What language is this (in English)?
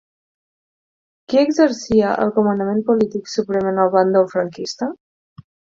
Catalan